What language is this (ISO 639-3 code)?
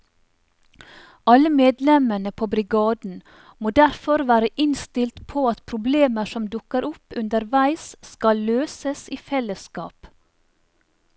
nor